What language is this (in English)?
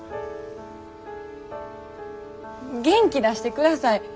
Japanese